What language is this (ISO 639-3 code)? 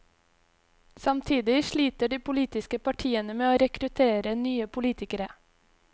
nor